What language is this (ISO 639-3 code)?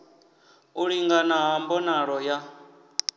ven